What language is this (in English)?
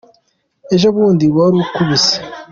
Kinyarwanda